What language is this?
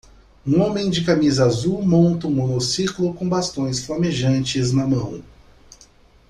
Portuguese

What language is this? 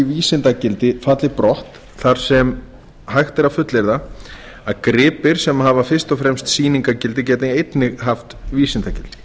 Icelandic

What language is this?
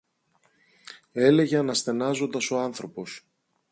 Greek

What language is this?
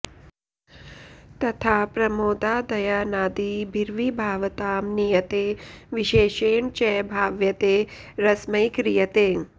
Sanskrit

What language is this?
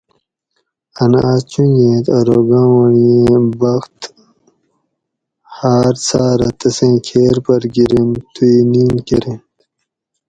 Gawri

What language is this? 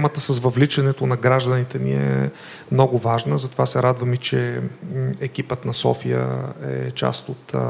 Bulgarian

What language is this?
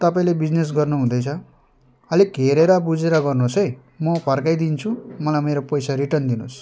Nepali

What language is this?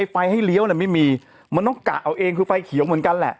Thai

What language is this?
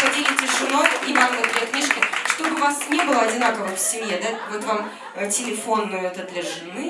Russian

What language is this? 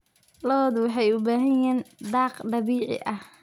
Somali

